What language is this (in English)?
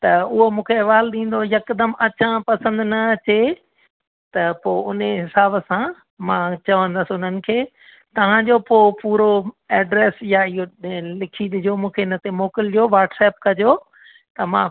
Sindhi